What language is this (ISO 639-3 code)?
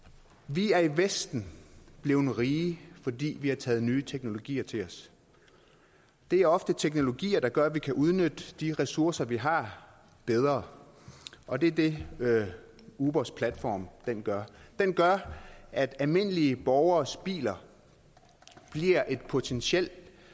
dan